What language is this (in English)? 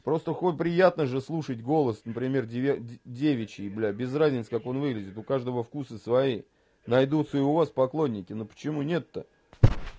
Russian